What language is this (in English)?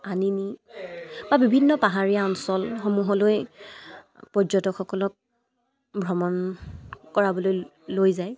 Assamese